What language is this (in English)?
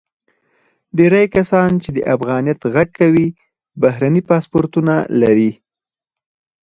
Pashto